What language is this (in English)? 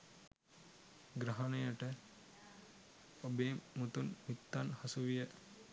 Sinhala